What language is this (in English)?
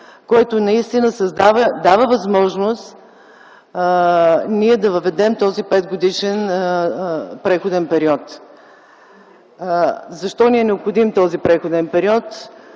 Bulgarian